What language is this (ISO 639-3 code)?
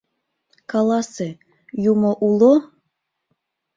chm